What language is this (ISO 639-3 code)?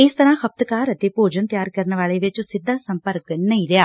pan